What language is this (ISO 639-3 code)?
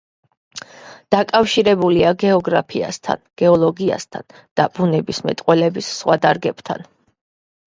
kat